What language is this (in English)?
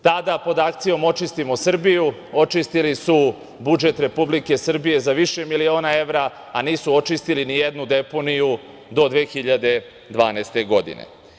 Serbian